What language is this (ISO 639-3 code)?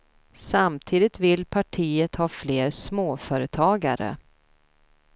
swe